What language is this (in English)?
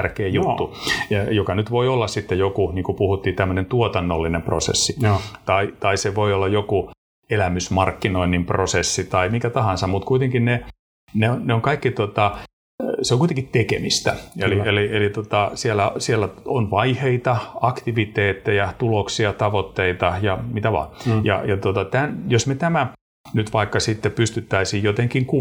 Finnish